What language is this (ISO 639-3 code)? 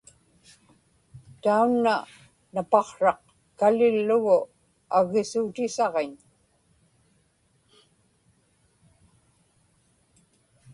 ipk